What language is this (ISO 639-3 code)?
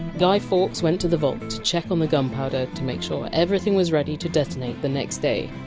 eng